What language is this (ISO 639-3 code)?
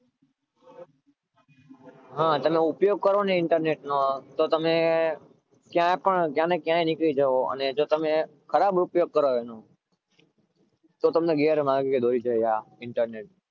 guj